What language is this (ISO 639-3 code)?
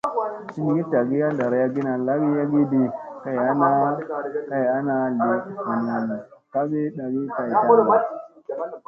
mse